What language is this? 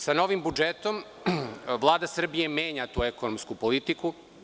Serbian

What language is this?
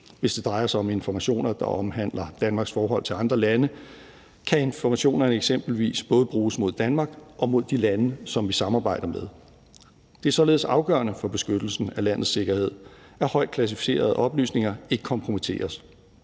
Danish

